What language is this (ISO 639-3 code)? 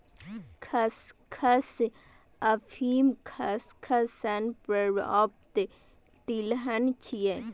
mai